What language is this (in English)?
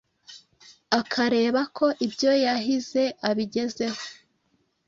Kinyarwanda